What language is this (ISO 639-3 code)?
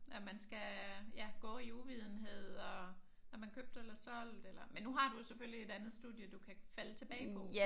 dan